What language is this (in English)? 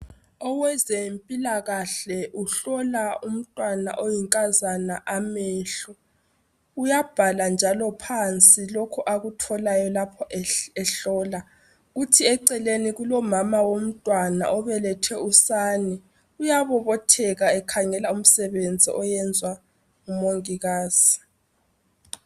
North Ndebele